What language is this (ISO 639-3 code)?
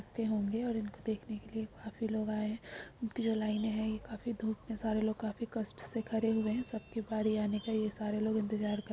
mag